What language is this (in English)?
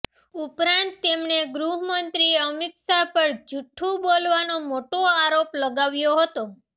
Gujarati